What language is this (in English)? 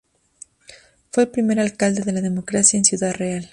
Spanish